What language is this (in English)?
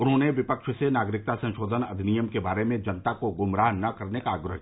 Hindi